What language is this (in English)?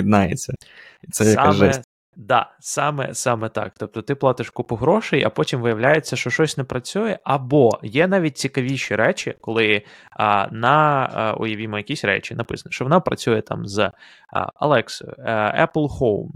Ukrainian